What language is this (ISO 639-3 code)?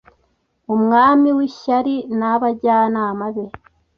kin